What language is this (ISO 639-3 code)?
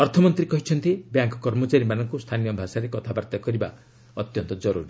ori